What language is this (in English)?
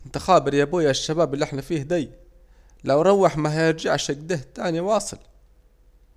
Saidi Arabic